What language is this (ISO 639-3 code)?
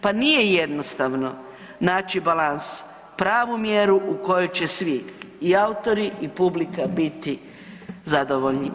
hrv